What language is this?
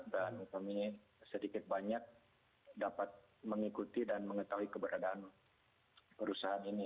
Indonesian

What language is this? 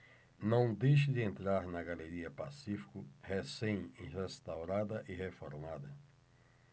Portuguese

